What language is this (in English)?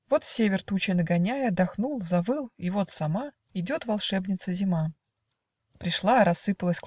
Russian